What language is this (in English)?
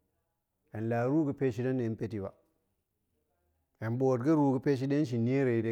Goemai